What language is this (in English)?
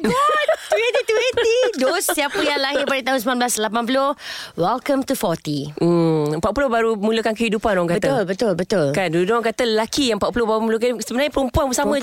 Malay